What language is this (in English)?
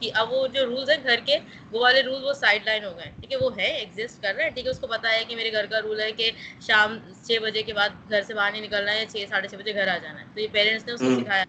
Urdu